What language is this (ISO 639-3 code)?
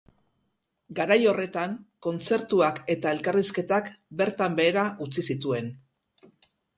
eus